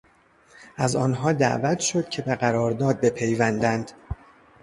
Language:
Persian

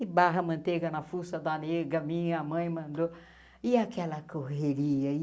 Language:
Portuguese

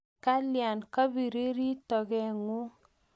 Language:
Kalenjin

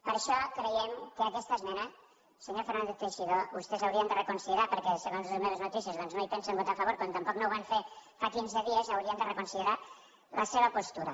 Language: Catalan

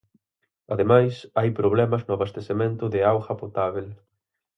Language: Galician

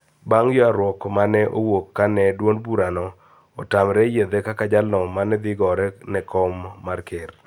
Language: Luo (Kenya and Tanzania)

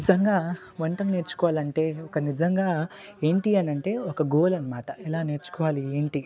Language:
Telugu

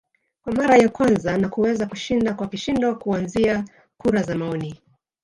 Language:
Swahili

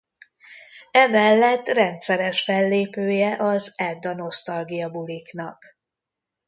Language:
Hungarian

